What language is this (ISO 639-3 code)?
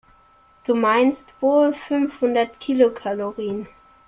deu